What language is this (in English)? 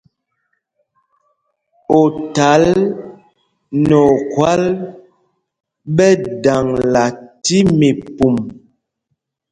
Mpumpong